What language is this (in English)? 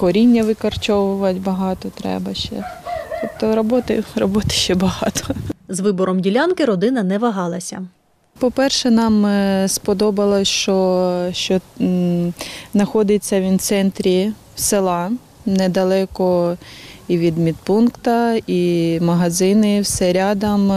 Ukrainian